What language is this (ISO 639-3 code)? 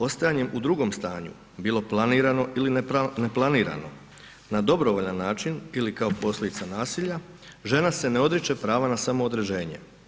hrv